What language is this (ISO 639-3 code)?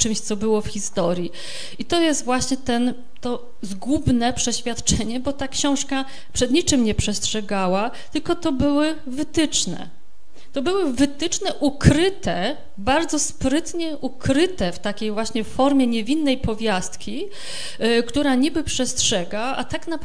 pol